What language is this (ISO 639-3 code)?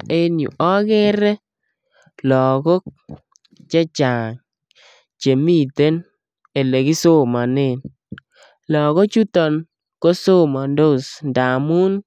kln